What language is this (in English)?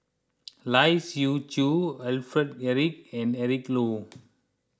English